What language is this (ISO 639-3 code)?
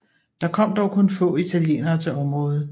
dan